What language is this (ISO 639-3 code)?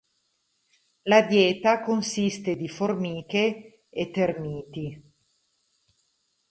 ita